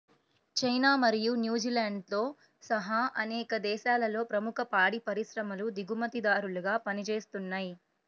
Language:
Telugu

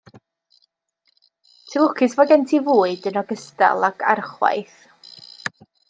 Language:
Welsh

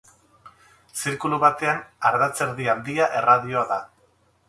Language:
Basque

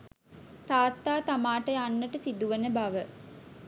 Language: Sinhala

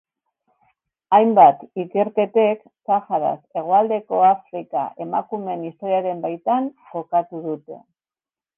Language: Basque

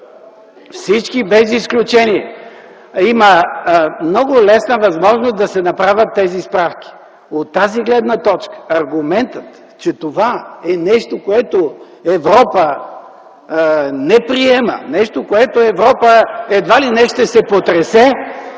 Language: Bulgarian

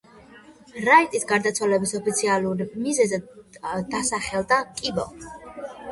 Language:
Georgian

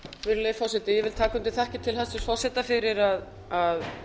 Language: Icelandic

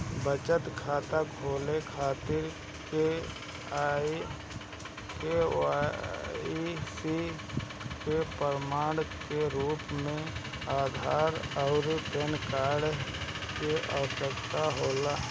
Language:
Bhojpuri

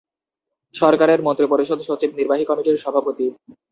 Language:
Bangla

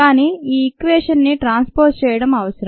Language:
Telugu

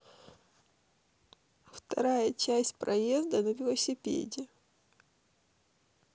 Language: Russian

